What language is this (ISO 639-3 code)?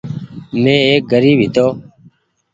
gig